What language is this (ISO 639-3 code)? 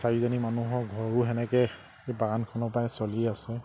asm